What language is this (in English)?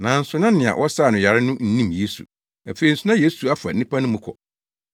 Akan